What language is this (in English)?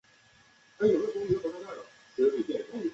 Chinese